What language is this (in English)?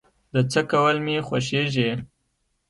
Pashto